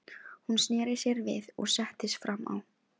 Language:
Icelandic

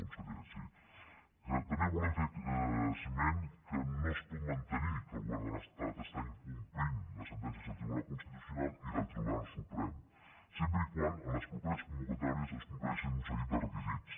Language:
Catalan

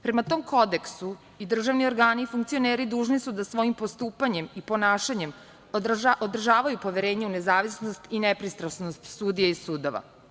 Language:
Serbian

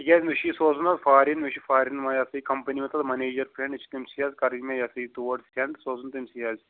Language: Kashmiri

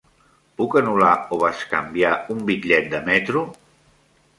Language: Catalan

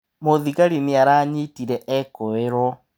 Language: Kikuyu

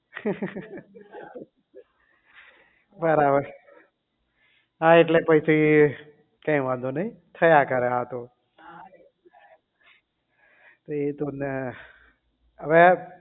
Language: Gujarati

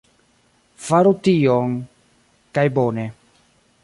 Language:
Esperanto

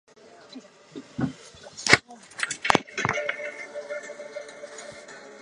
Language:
Chinese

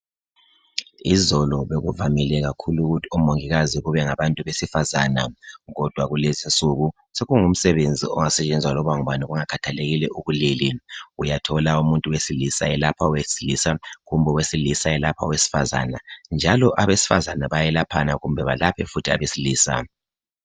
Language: North Ndebele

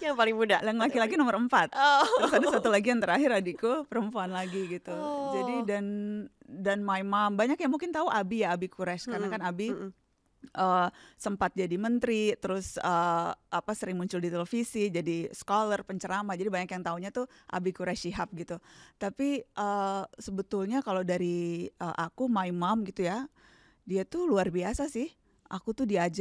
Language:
Indonesian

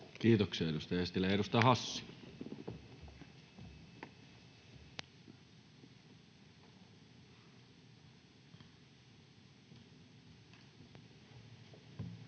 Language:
Finnish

